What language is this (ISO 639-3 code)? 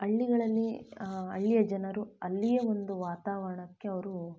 kan